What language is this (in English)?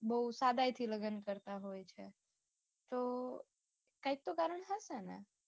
Gujarati